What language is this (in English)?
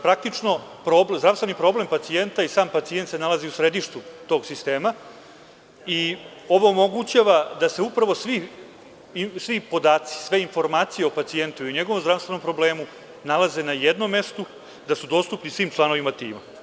Serbian